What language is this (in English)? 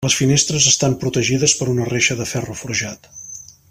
Catalan